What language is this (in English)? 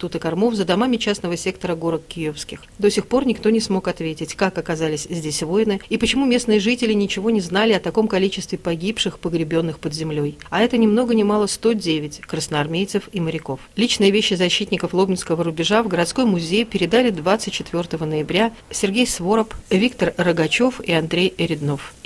Russian